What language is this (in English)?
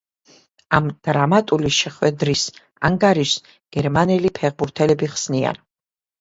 Georgian